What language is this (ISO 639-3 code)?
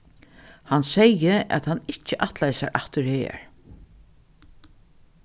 fao